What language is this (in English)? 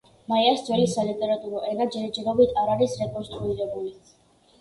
Georgian